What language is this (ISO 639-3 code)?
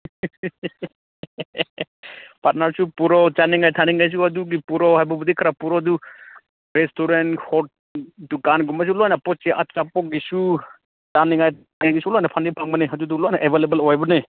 mni